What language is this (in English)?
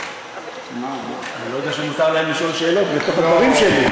Hebrew